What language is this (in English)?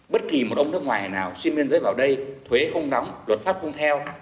Vietnamese